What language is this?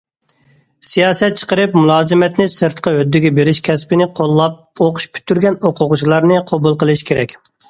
Uyghur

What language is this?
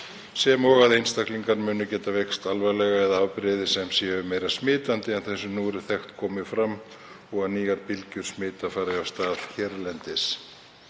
Icelandic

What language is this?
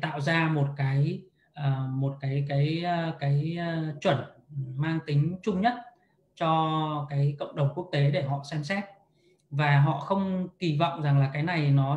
Vietnamese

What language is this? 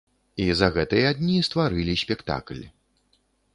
Belarusian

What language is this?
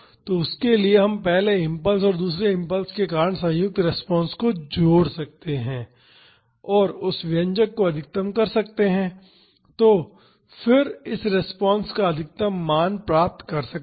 Hindi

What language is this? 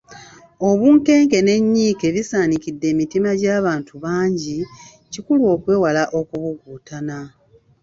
Ganda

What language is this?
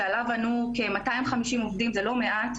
Hebrew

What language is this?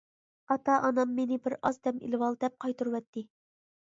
Uyghur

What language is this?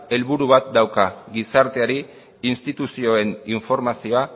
Basque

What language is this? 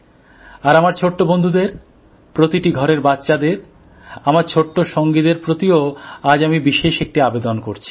Bangla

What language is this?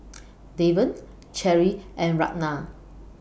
English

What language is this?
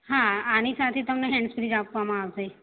Gujarati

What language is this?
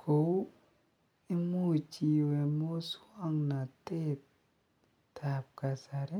Kalenjin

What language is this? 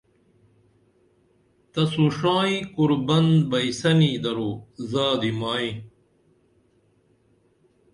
Dameli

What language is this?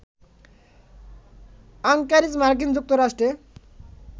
Bangla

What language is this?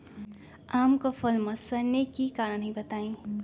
Magahi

